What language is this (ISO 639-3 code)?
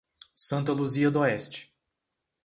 por